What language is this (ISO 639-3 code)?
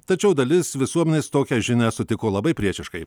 lit